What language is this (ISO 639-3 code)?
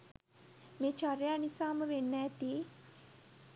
sin